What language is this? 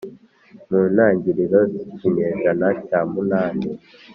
Kinyarwanda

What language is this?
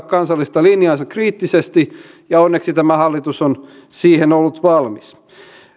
Finnish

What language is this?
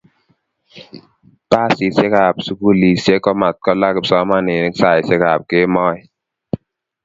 Kalenjin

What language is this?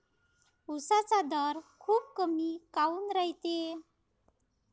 Marathi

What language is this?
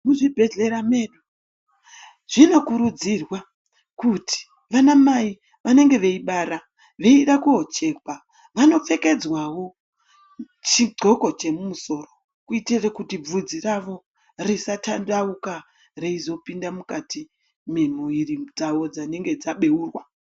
Ndau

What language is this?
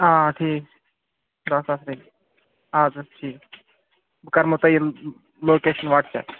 Kashmiri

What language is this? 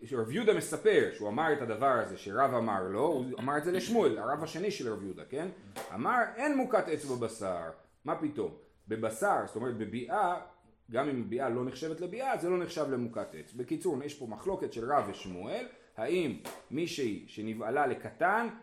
Hebrew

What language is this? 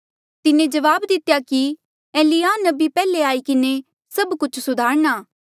Mandeali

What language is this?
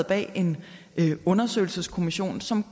Danish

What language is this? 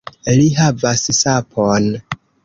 Esperanto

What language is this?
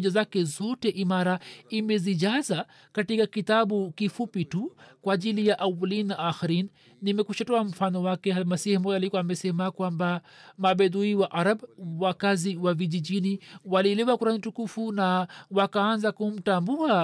Swahili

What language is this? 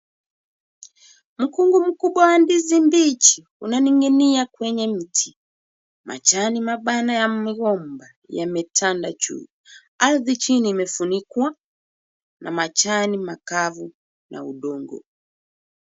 Swahili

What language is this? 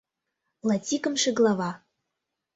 Mari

